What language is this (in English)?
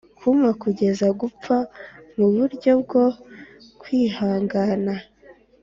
Kinyarwanda